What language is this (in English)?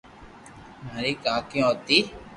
Loarki